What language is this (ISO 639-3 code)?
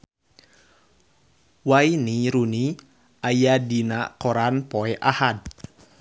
sun